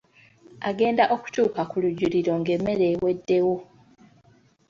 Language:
Ganda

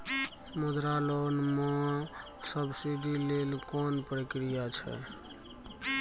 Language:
Maithili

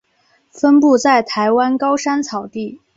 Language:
Chinese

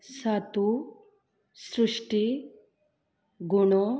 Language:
Konkani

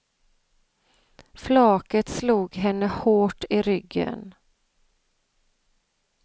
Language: Swedish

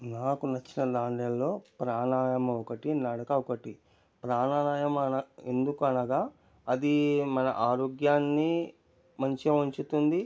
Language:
Telugu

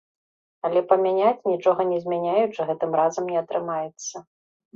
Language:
Belarusian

